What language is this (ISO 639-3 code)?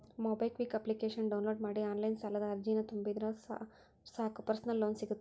kan